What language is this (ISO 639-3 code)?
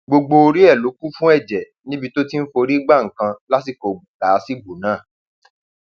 yor